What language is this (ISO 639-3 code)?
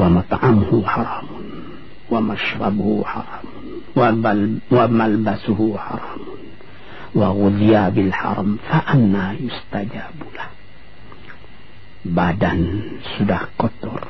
msa